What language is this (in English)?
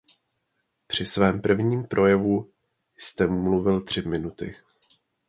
Czech